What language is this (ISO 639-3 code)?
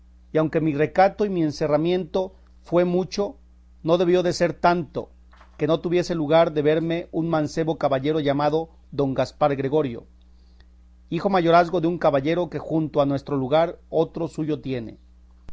spa